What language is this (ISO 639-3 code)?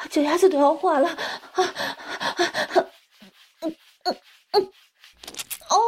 zho